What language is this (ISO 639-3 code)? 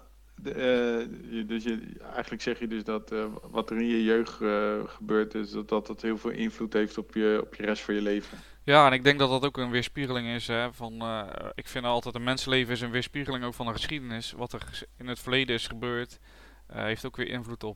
nld